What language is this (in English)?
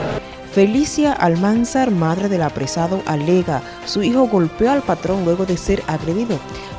Spanish